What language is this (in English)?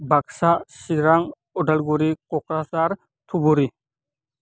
Bodo